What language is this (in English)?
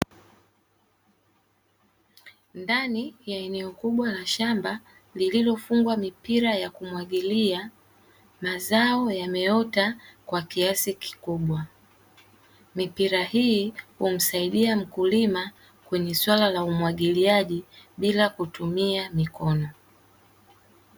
Swahili